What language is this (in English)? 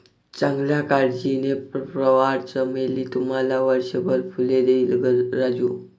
Marathi